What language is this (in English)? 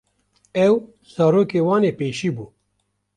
Kurdish